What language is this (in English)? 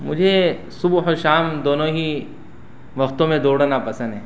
Urdu